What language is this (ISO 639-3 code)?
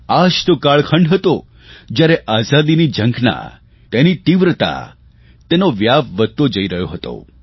guj